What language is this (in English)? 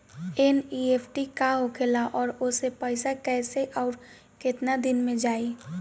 Bhojpuri